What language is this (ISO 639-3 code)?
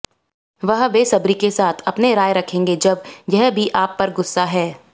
hin